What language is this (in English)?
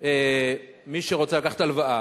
Hebrew